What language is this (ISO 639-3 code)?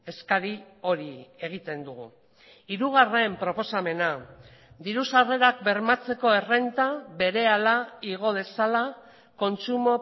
eus